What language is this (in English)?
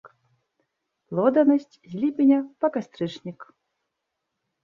Belarusian